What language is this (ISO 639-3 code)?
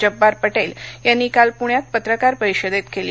mar